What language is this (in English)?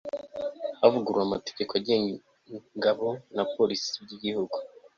Kinyarwanda